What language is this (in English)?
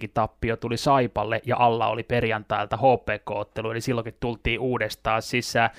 Finnish